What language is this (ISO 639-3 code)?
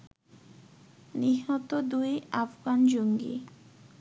ben